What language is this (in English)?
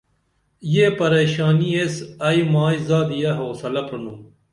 Dameli